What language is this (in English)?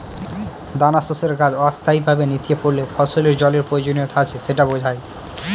Bangla